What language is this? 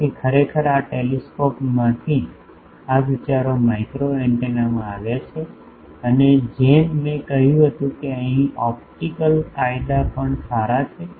Gujarati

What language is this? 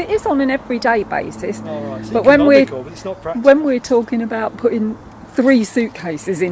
English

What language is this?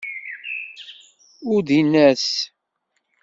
Kabyle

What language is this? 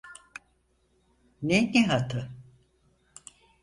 Turkish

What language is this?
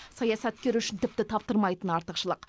Kazakh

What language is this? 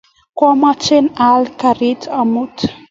Kalenjin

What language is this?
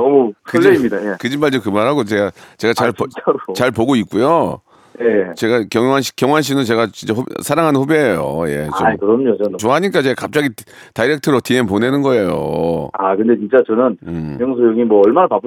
Korean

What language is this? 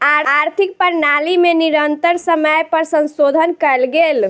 Maithili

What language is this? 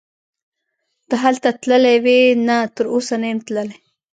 Pashto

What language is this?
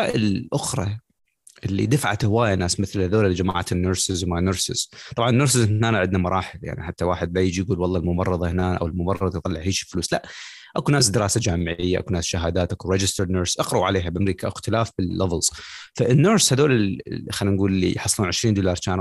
Arabic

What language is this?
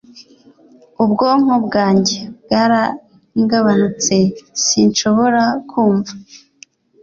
Kinyarwanda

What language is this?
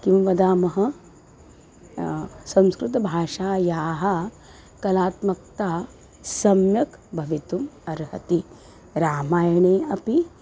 Sanskrit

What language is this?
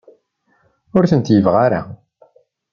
Kabyle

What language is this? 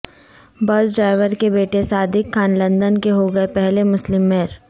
Urdu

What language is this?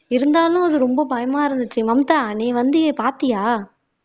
Tamil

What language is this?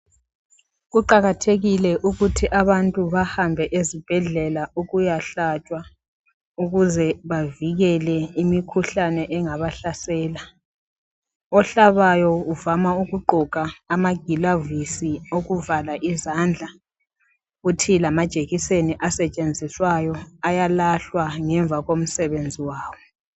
North Ndebele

